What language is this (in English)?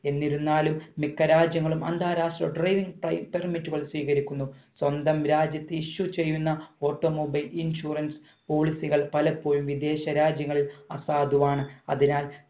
Malayalam